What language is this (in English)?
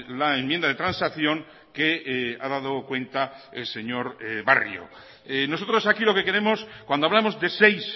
Spanish